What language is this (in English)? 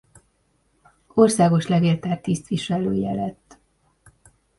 Hungarian